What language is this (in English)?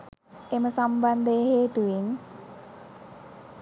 Sinhala